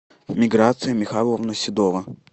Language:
Russian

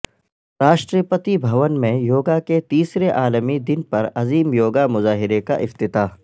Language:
Urdu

